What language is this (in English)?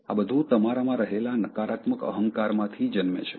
Gujarati